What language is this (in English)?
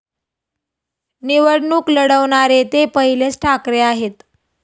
Marathi